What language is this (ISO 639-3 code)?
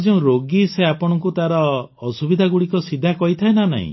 ori